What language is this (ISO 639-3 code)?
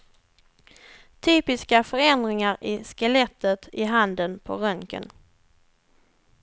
swe